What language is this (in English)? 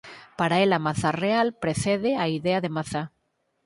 Galician